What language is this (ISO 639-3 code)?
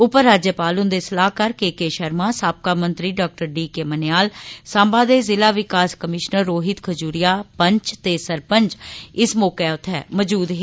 doi